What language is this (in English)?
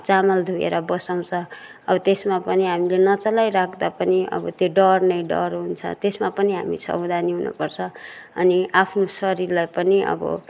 Nepali